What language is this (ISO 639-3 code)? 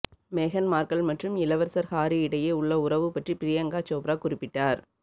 tam